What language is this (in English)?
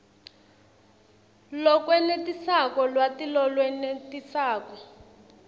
Swati